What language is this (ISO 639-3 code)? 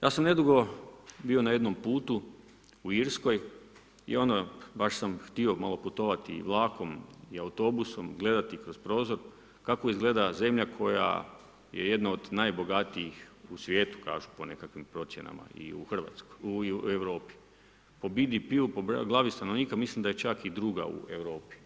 hrv